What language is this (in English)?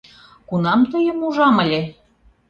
Mari